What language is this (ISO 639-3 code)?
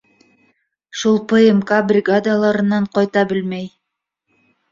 bak